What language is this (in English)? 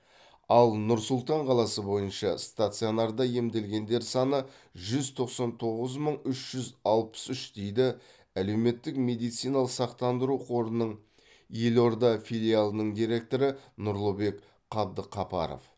Kazakh